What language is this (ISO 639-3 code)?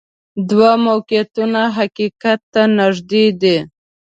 pus